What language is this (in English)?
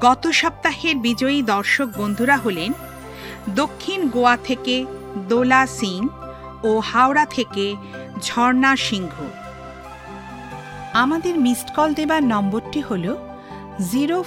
Bangla